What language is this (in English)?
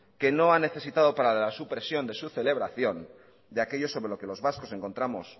Spanish